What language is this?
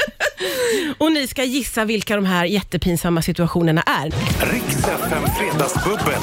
Swedish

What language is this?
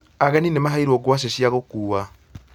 Kikuyu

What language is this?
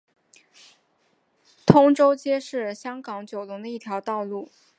Chinese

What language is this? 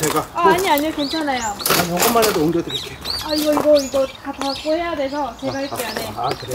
Korean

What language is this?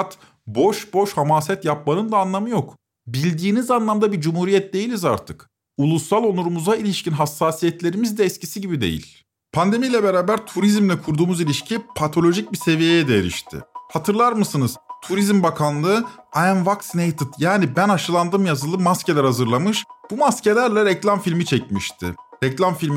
Turkish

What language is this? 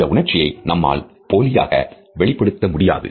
Tamil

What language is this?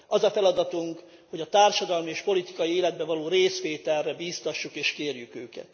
Hungarian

